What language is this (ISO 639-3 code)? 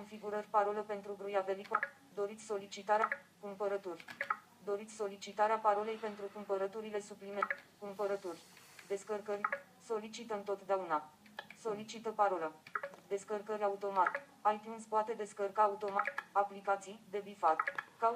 ron